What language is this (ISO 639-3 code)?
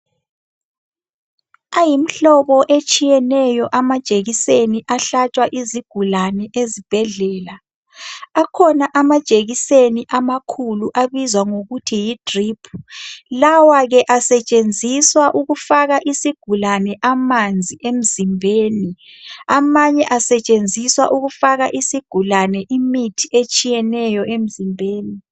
nde